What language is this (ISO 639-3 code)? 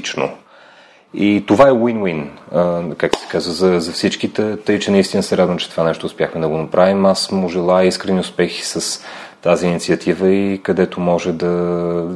bul